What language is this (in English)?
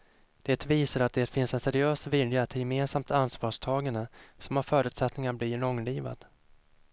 Swedish